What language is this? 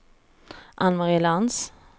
Swedish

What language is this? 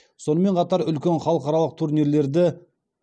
Kazakh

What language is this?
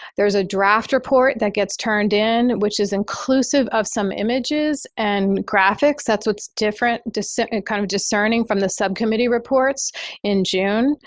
English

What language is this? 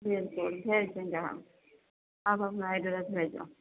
Urdu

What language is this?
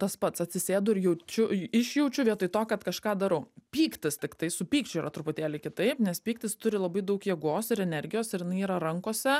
Lithuanian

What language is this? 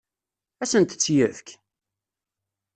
Kabyle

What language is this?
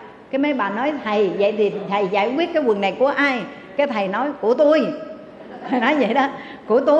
Vietnamese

